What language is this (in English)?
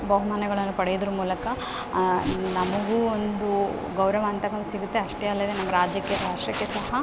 Kannada